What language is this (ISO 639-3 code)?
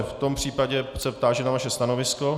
ces